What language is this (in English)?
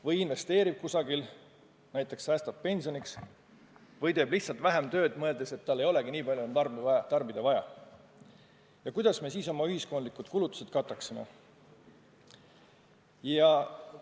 Estonian